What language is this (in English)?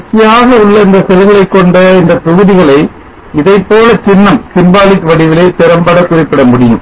Tamil